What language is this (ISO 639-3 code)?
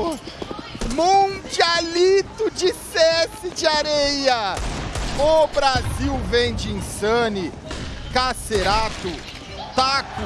por